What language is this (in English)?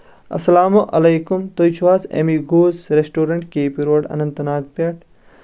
Kashmiri